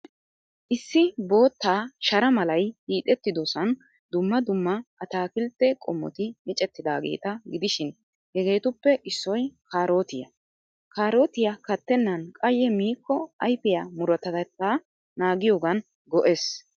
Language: Wolaytta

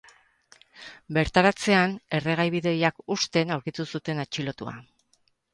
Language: Basque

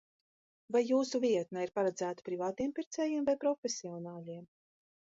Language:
Latvian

